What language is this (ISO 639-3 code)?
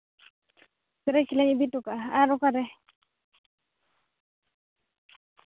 sat